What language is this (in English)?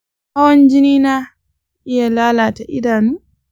Hausa